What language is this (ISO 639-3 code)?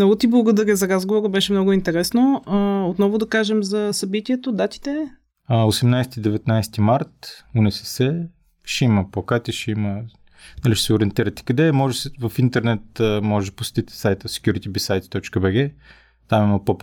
bul